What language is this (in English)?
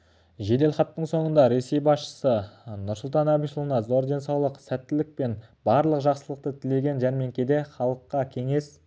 Kazakh